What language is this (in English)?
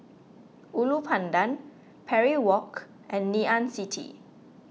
English